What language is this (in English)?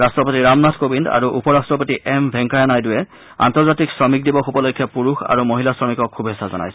Assamese